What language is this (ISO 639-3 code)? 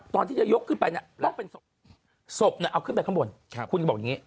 tha